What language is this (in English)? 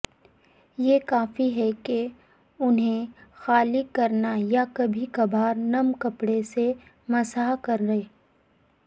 Urdu